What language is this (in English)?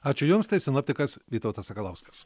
Lithuanian